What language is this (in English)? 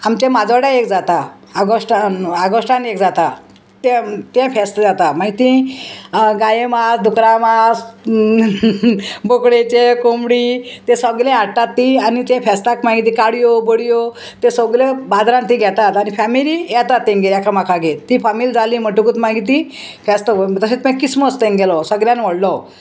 Konkani